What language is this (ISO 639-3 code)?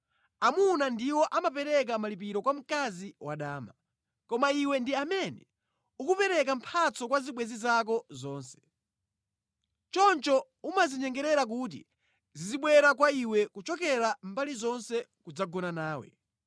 nya